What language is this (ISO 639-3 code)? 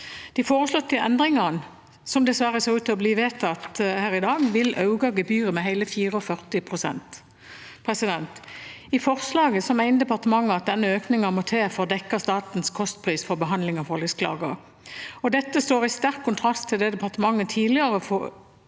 nor